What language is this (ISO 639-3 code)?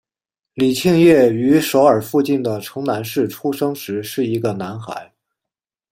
zho